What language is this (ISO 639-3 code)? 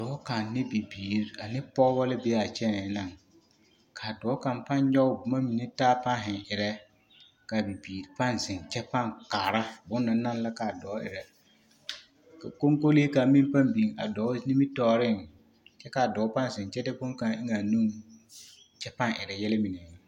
dga